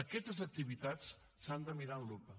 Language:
Catalan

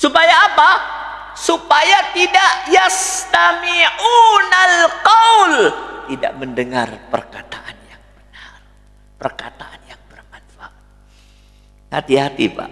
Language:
Indonesian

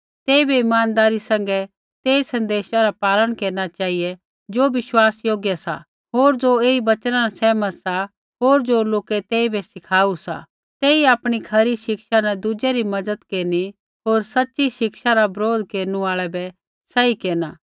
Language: Kullu Pahari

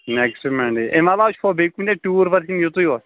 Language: Kashmiri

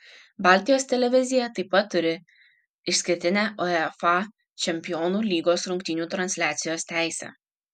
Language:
Lithuanian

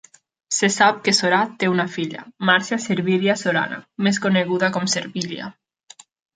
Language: Catalan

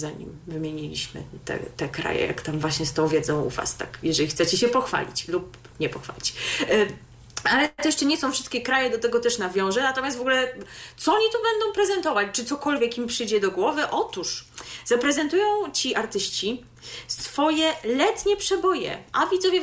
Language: Polish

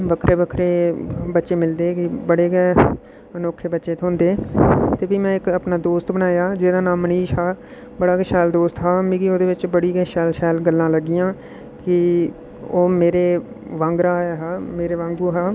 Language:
Dogri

